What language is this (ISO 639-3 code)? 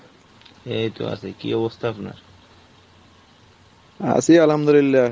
ben